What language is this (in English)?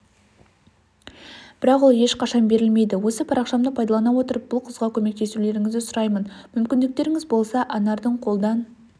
Kazakh